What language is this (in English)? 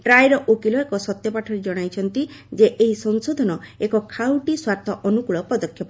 Odia